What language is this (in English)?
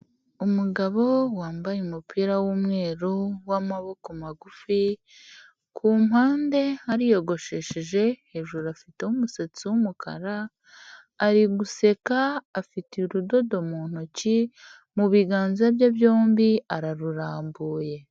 Kinyarwanda